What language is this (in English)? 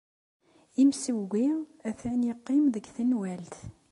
Kabyle